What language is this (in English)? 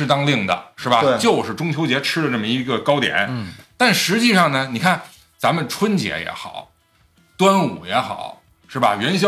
Chinese